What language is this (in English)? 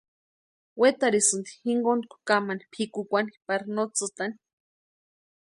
Western Highland Purepecha